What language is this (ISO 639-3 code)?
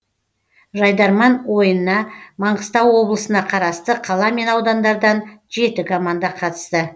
kaz